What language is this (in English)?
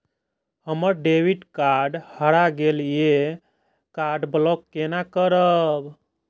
Maithili